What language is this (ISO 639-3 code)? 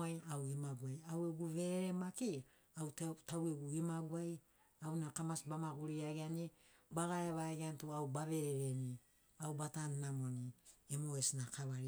snc